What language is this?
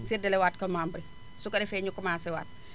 Wolof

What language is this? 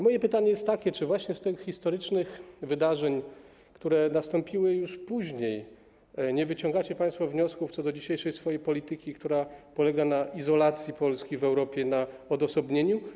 Polish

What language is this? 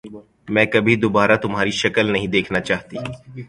Urdu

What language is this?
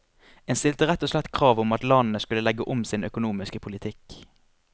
Norwegian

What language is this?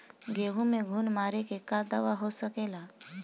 Bhojpuri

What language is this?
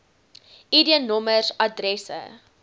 Afrikaans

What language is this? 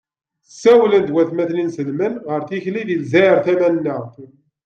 Kabyle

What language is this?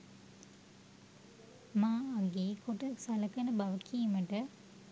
Sinhala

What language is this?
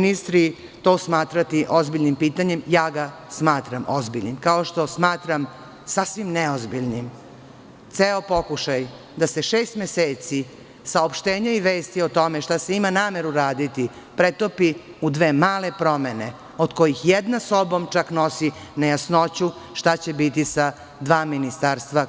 Serbian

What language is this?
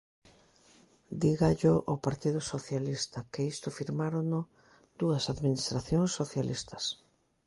Galician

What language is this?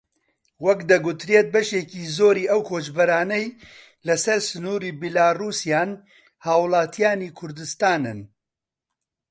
Central Kurdish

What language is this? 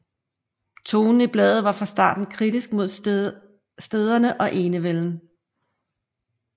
Danish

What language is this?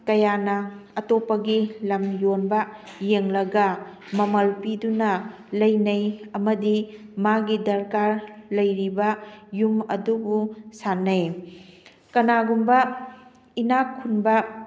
Manipuri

